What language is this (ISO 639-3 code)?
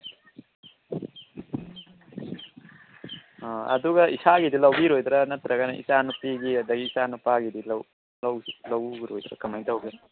mni